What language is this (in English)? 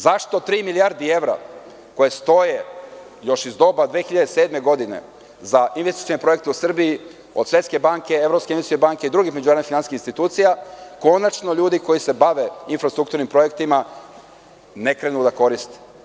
Serbian